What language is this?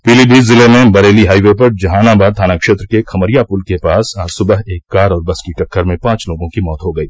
Hindi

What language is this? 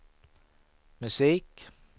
Swedish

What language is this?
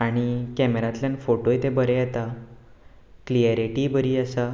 Konkani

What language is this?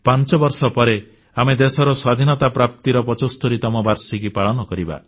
Odia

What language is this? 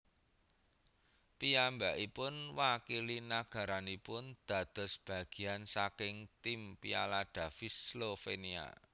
Javanese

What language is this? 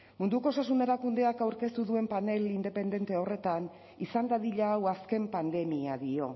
Basque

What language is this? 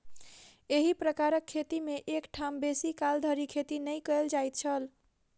Maithili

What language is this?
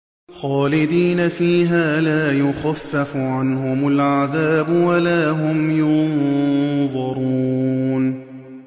Arabic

